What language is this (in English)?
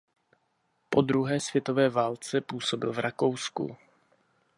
Czech